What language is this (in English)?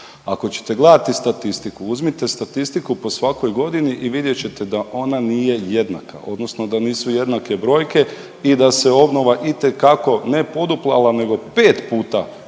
Croatian